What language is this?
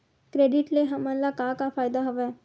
Chhattisgarhi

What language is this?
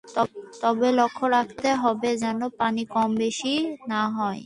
Bangla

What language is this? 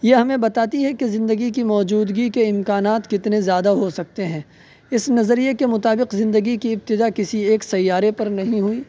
Urdu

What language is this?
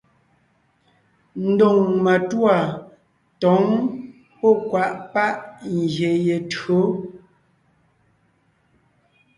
Ngiemboon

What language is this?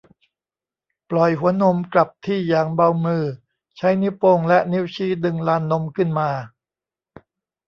Thai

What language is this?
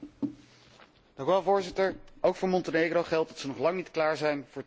Dutch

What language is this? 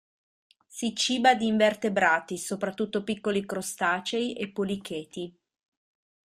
Italian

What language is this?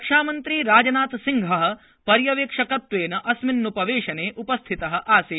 Sanskrit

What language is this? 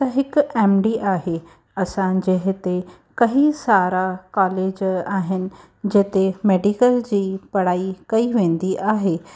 Sindhi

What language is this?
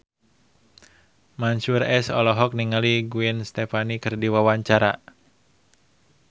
Sundanese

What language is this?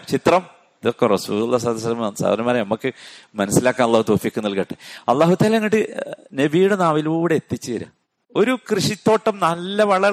Malayalam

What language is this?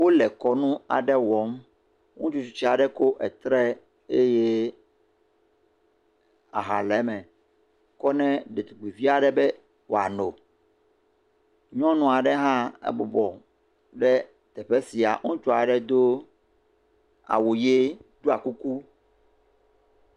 Ewe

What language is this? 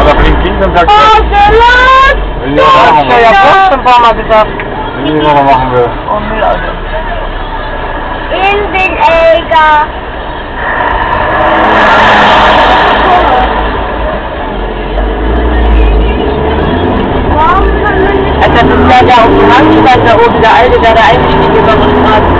Spanish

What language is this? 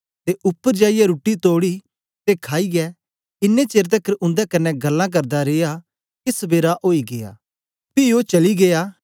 Dogri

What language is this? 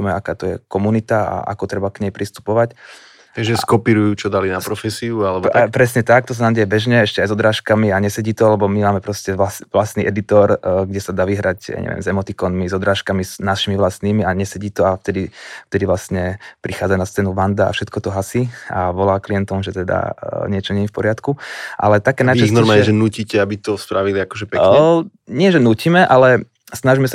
Slovak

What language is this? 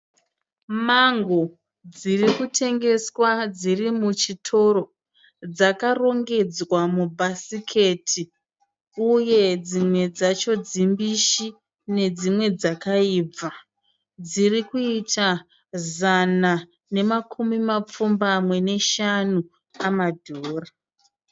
Shona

